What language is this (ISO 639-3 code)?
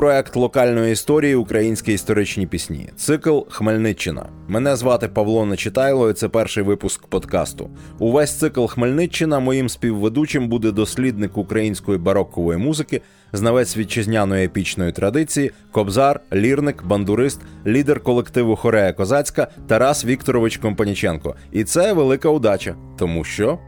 ukr